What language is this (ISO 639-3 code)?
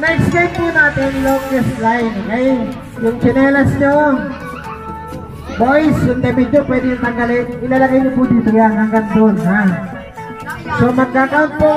ind